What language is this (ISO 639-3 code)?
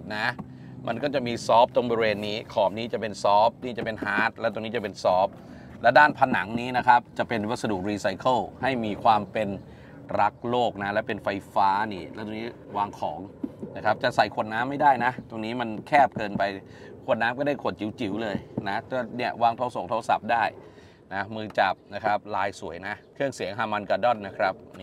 tha